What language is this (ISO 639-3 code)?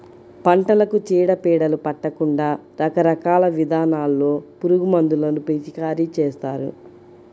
tel